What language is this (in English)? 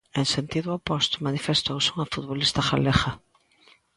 Galician